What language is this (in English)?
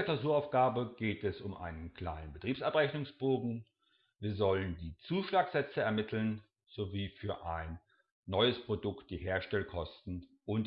German